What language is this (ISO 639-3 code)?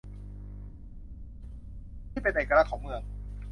tha